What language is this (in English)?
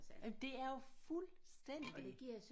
Danish